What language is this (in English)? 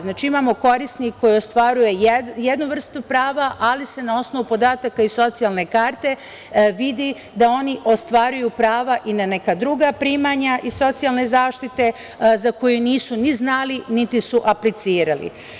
Serbian